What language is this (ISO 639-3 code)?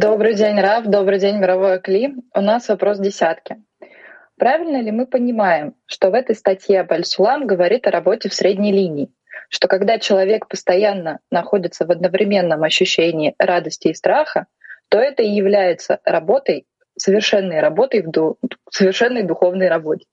rus